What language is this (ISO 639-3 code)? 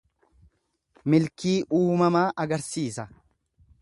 orm